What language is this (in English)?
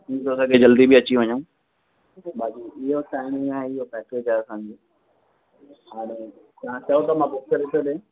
Sindhi